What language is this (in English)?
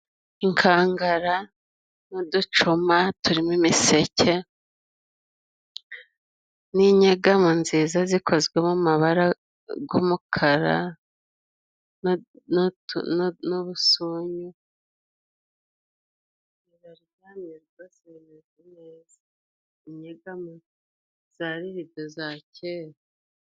Kinyarwanda